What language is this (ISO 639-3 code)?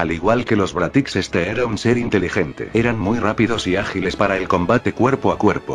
spa